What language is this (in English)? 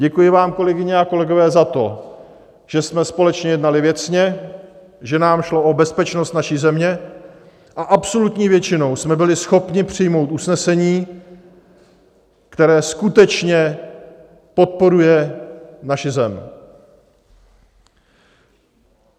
Czech